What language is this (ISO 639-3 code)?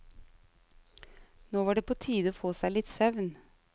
nor